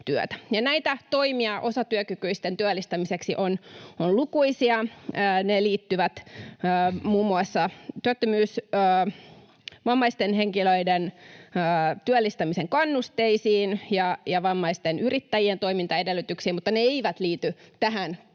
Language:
Finnish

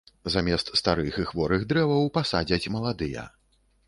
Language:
Belarusian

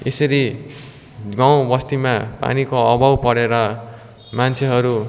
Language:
Nepali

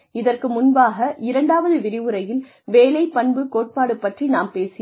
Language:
Tamil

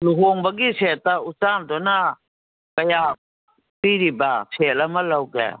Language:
Manipuri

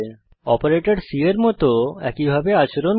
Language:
Bangla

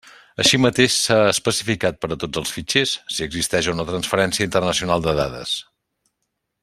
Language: Catalan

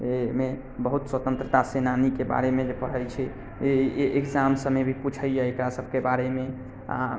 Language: Maithili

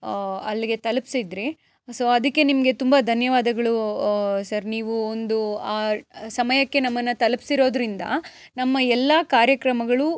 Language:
Kannada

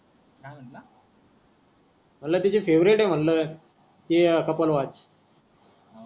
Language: Marathi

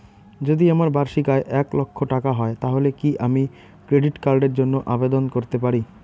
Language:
Bangla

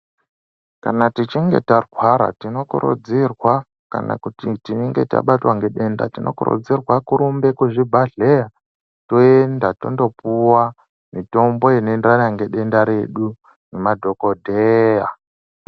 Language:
Ndau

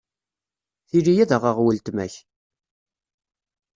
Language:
Kabyle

